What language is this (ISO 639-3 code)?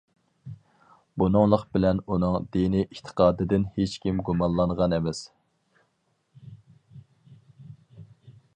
uig